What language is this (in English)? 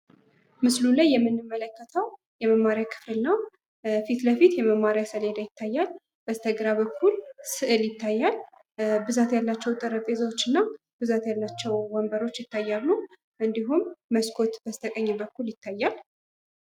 Amharic